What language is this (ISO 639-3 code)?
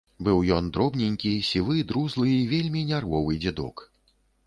bel